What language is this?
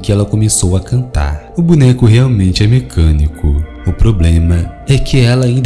Portuguese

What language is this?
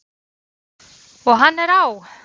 Icelandic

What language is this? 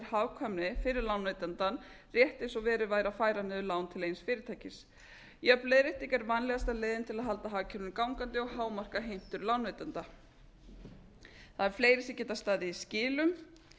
Icelandic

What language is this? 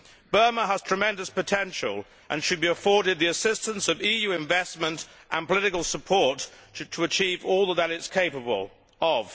English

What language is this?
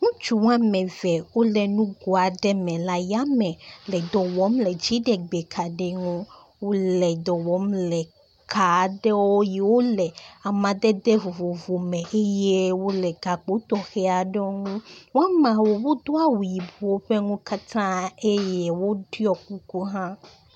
Ewe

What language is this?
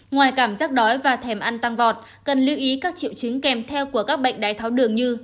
Vietnamese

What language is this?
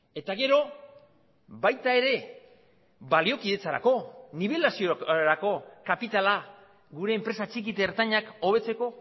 Basque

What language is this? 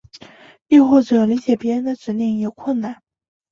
Chinese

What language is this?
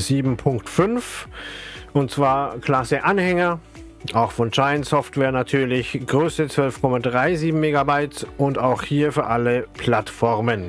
German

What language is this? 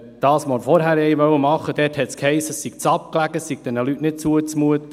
Swiss German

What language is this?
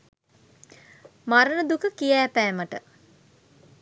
Sinhala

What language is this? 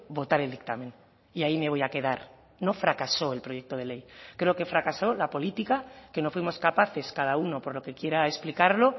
Spanish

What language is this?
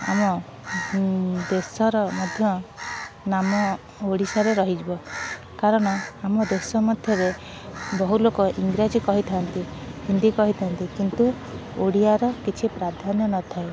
Odia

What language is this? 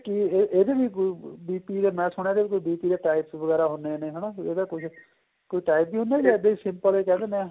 Punjabi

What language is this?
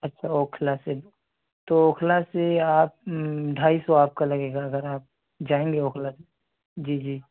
Urdu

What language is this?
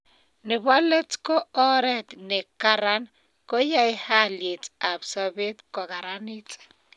Kalenjin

